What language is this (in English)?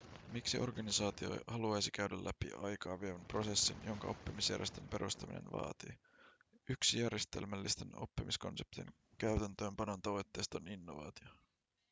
Finnish